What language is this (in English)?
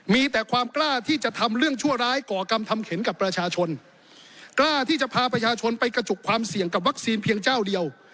Thai